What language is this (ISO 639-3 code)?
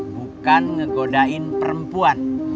ind